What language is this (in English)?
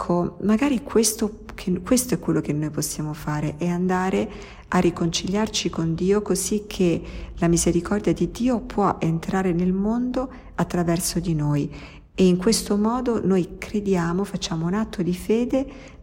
Italian